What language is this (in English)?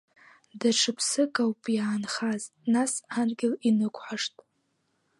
Abkhazian